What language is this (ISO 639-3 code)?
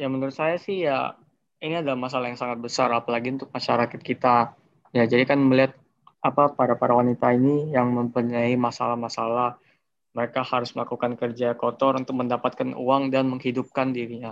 ind